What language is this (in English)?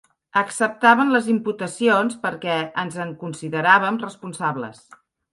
Catalan